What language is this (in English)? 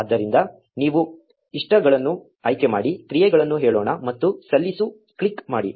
Kannada